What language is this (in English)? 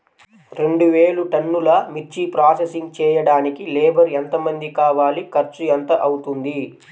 Telugu